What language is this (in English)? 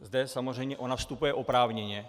Czech